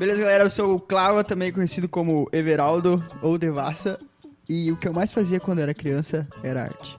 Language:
Portuguese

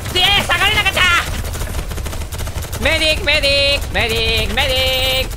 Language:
Japanese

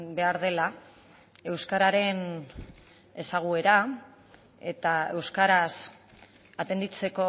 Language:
Basque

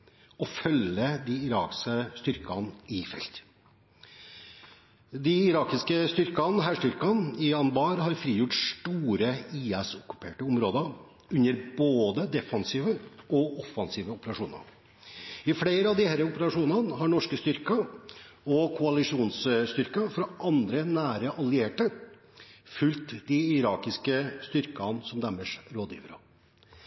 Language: Norwegian Bokmål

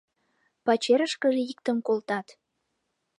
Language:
Mari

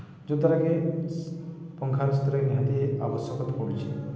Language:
Odia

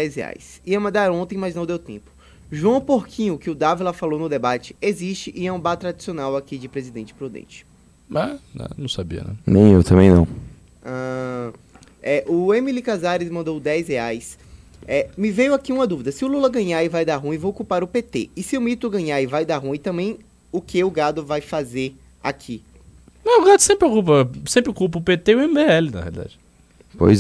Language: Portuguese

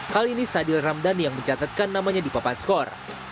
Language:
Indonesian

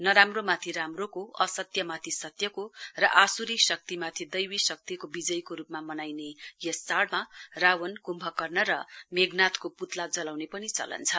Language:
Nepali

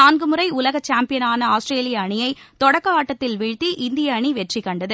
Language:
Tamil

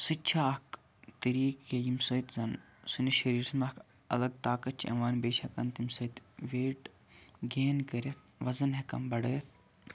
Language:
Kashmiri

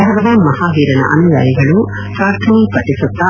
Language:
Kannada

